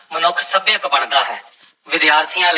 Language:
Punjabi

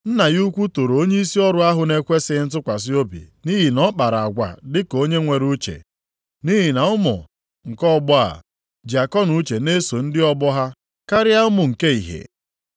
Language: Igbo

